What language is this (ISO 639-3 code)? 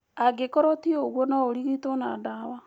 kik